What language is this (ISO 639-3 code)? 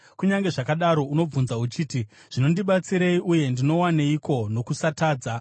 sna